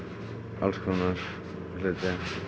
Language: Icelandic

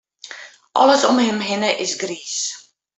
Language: Western Frisian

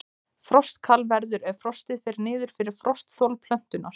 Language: Icelandic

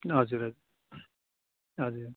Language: Nepali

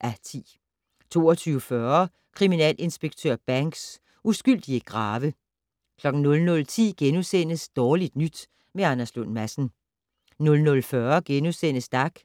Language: Danish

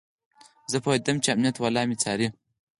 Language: Pashto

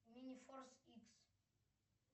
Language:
Russian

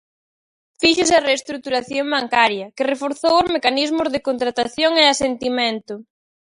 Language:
Galician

